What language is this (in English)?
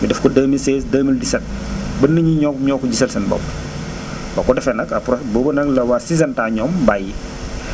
Wolof